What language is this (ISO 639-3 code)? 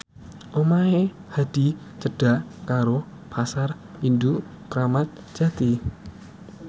jav